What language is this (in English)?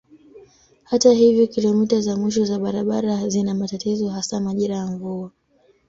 Swahili